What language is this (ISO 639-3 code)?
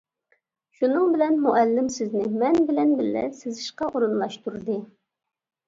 uig